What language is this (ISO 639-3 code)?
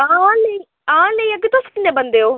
doi